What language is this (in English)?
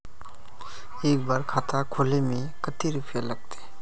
Magahi